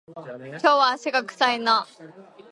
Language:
Japanese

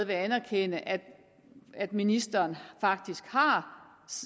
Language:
Danish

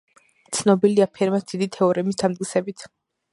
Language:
Georgian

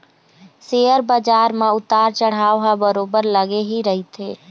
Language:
Chhattisgarhi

